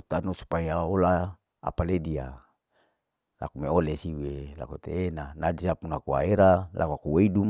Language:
Larike-Wakasihu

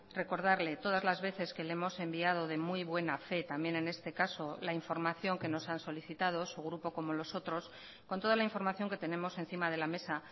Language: Spanish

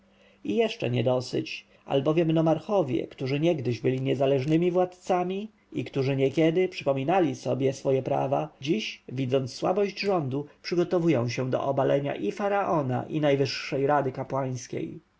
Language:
Polish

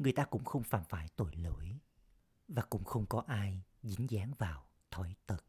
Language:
Vietnamese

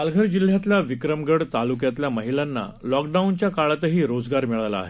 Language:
Marathi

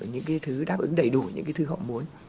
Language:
Vietnamese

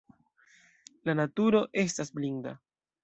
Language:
Esperanto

